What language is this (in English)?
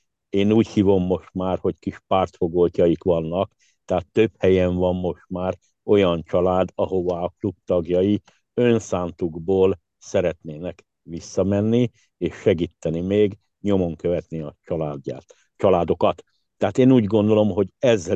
Hungarian